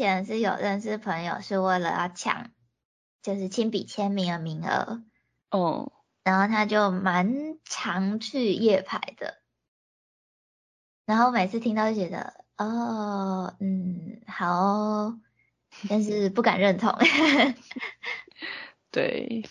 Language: Chinese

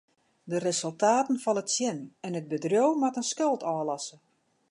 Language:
Western Frisian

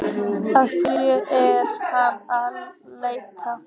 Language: Icelandic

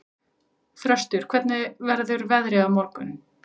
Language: Icelandic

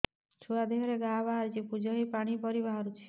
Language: Odia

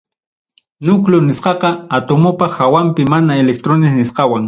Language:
Ayacucho Quechua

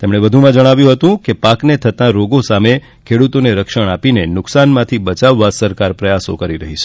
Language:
Gujarati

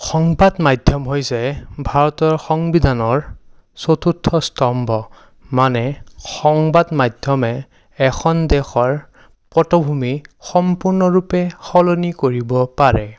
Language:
Assamese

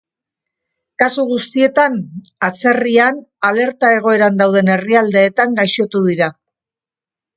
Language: Basque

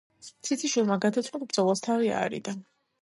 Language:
Georgian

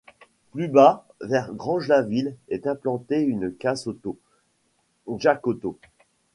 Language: French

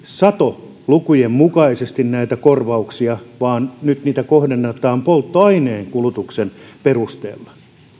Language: Finnish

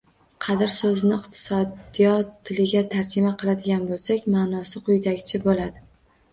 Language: Uzbek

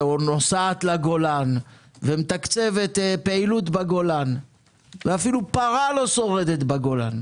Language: Hebrew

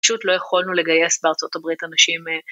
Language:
Hebrew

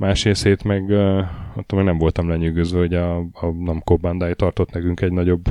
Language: Hungarian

